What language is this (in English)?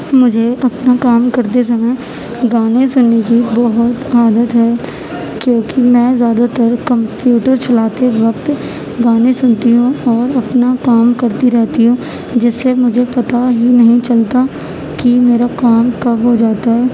Urdu